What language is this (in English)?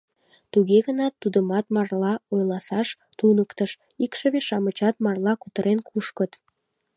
Mari